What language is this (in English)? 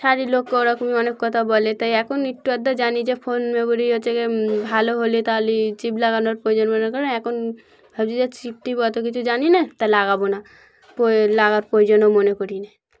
Bangla